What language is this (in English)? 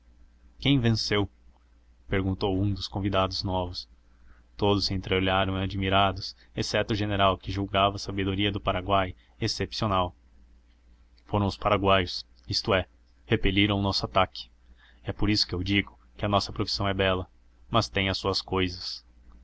Portuguese